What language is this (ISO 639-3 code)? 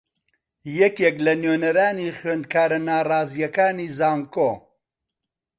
ckb